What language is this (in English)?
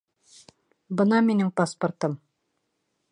Bashkir